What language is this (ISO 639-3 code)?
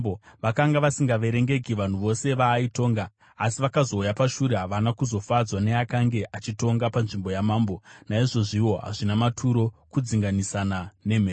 sna